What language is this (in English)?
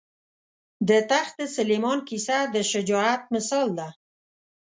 Pashto